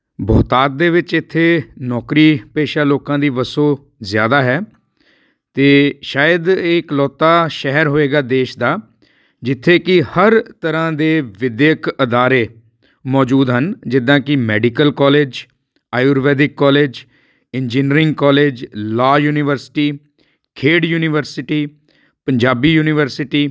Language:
Punjabi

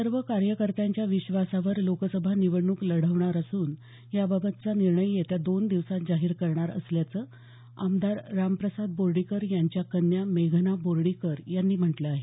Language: Marathi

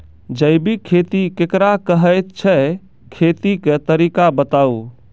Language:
Maithili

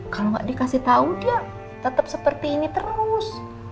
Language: Indonesian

